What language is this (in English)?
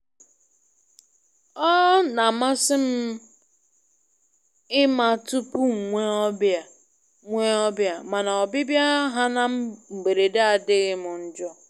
Igbo